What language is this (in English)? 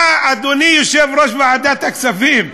Hebrew